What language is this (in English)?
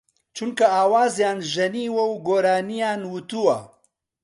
Central Kurdish